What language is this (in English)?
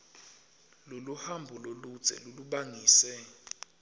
Swati